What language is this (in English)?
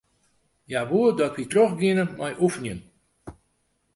Western Frisian